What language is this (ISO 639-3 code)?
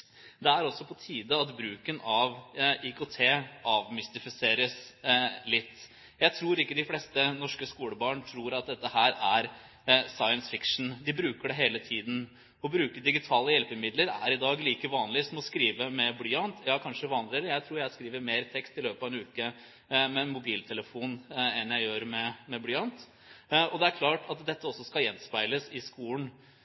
nob